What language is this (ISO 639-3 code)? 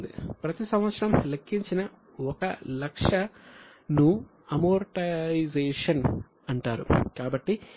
tel